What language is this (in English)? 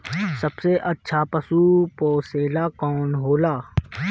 Bhojpuri